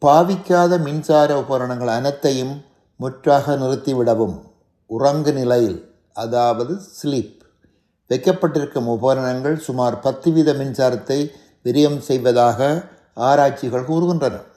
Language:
Tamil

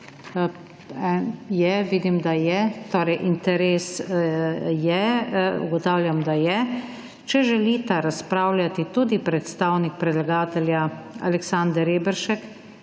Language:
Slovenian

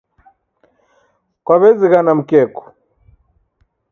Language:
Taita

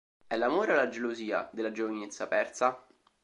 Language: Italian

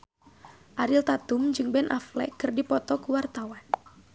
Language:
Sundanese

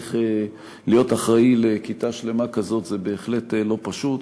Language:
Hebrew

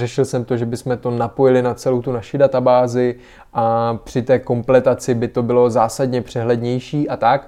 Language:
Czech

